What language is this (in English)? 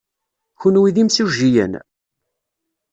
Kabyle